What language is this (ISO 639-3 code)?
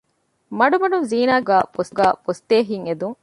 div